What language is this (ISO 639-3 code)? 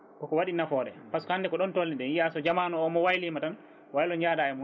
ful